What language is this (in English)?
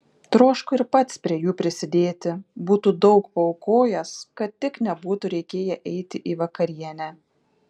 Lithuanian